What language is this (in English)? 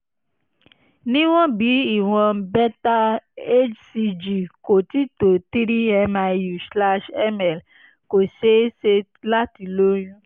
Yoruba